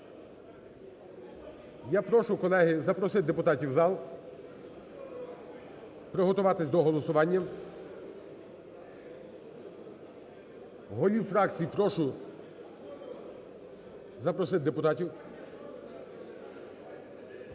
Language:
Ukrainian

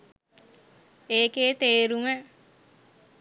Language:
Sinhala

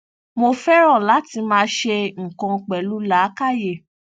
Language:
Yoruba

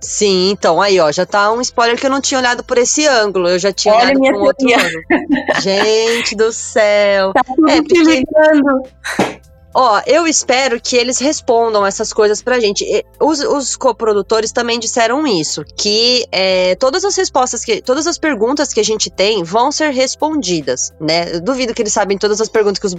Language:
Portuguese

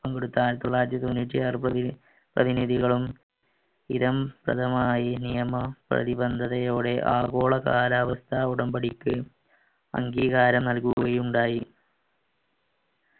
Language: Malayalam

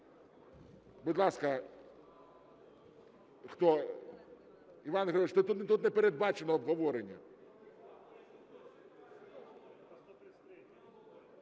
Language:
Ukrainian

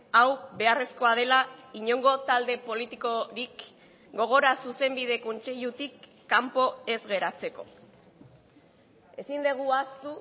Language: Basque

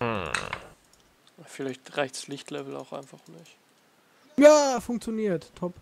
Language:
German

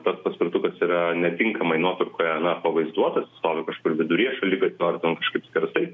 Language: Lithuanian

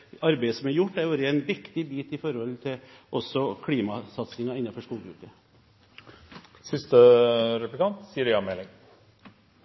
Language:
Norwegian Bokmål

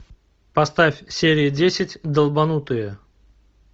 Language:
Russian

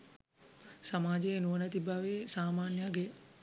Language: Sinhala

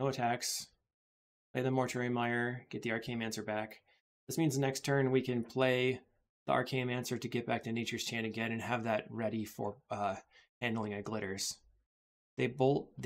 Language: English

